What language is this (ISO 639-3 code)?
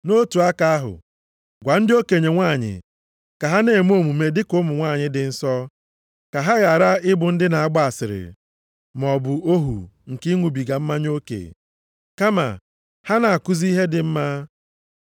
ibo